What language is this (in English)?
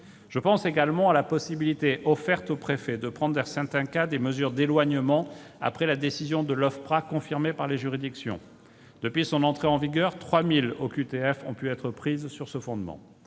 French